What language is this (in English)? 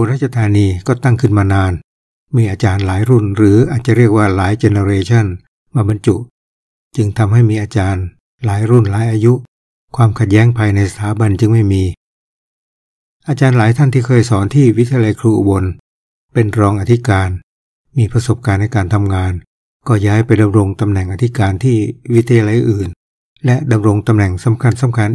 Thai